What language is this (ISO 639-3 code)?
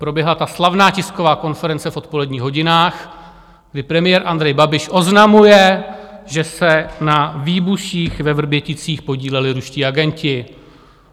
ces